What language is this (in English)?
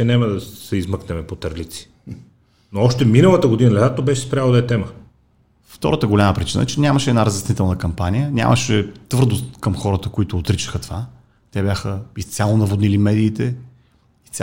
Bulgarian